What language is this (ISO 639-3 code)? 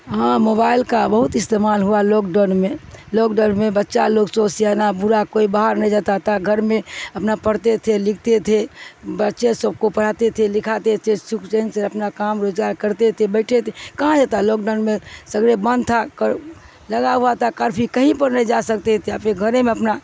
urd